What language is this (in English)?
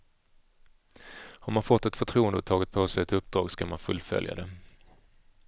Swedish